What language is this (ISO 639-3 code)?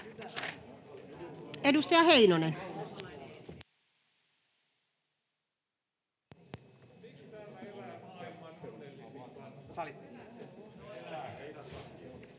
fin